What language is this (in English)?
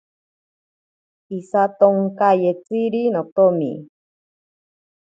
Ashéninka Perené